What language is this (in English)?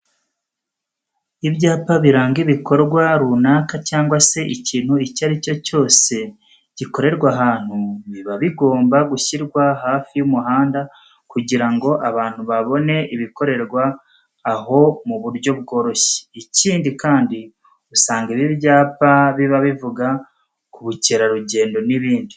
Kinyarwanda